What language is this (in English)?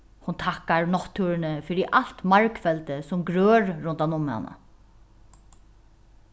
Faroese